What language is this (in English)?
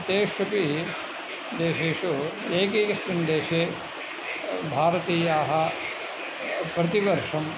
Sanskrit